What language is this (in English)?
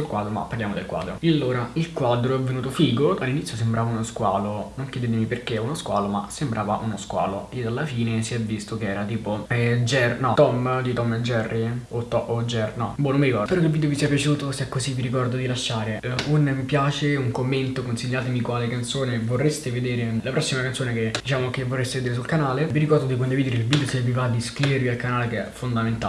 Italian